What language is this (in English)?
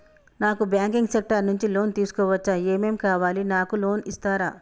Telugu